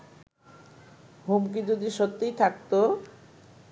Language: Bangla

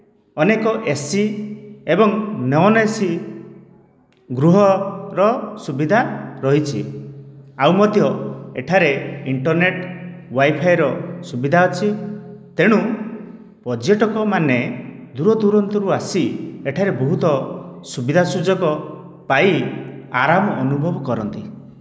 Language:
Odia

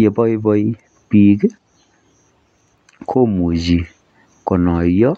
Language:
Kalenjin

